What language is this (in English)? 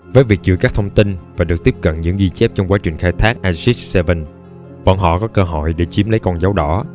Vietnamese